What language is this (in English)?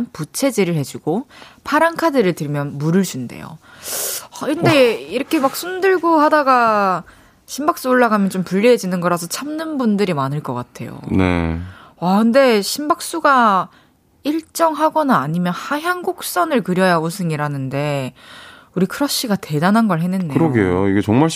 Korean